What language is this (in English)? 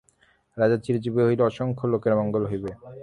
Bangla